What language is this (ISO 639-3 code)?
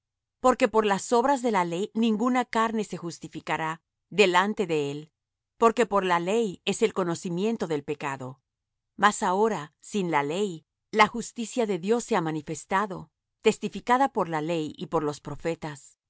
spa